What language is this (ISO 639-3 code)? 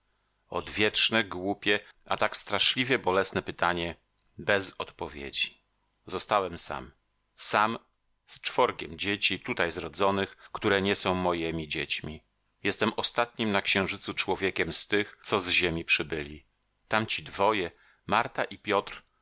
pol